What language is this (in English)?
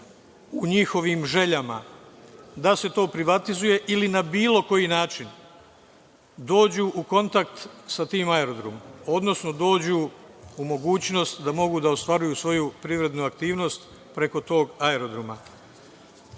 Serbian